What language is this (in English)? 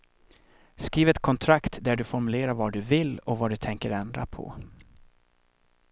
Swedish